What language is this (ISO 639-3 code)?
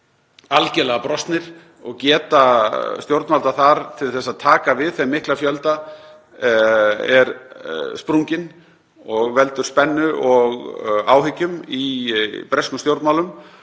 isl